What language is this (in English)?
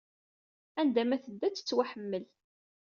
Kabyle